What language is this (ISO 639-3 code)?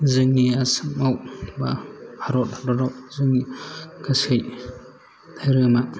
brx